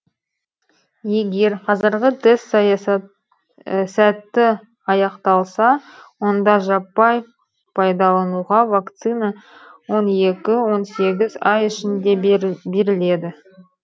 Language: Kazakh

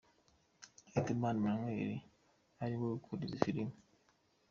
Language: Kinyarwanda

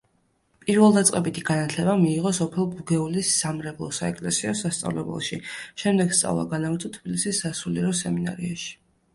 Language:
Georgian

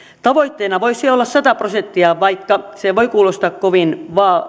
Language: Finnish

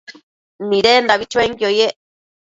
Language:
Matsés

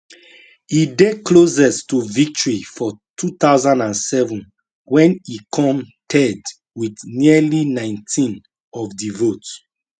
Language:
Nigerian Pidgin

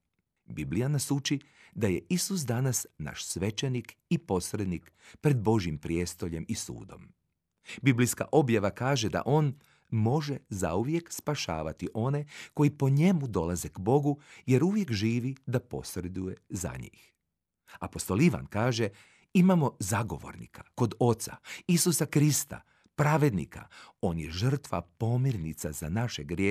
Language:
Croatian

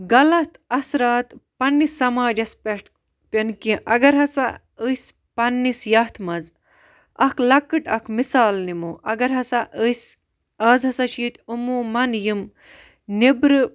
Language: Kashmiri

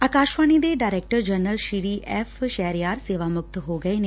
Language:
Punjabi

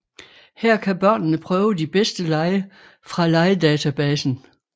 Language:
Danish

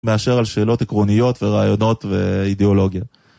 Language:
Hebrew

